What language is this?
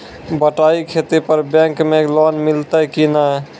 Maithili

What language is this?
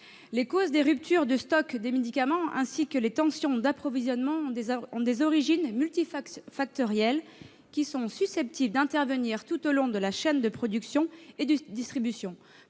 French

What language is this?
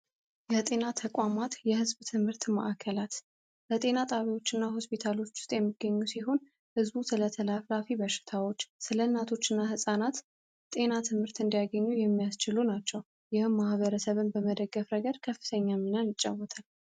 Amharic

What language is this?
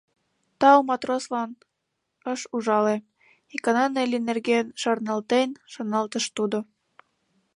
Mari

